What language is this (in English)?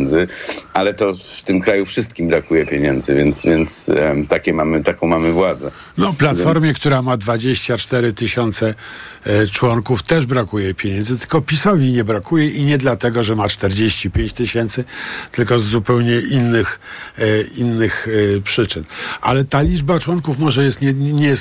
Polish